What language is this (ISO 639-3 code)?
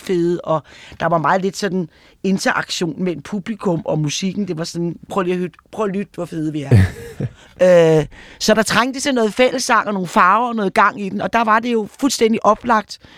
dan